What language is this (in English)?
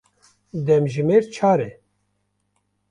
Kurdish